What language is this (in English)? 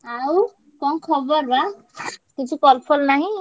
Odia